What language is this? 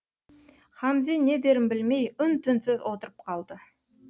Kazakh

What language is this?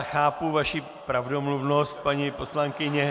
Czech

